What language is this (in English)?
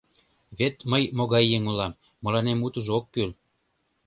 Mari